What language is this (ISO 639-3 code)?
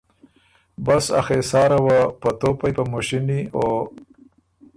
oru